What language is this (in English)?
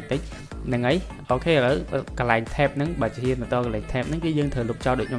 Vietnamese